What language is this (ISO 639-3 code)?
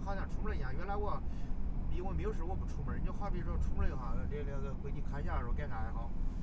zho